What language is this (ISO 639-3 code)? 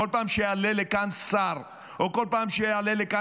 heb